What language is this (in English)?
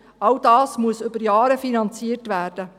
Swiss German